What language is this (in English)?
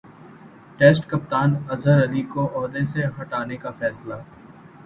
Urdu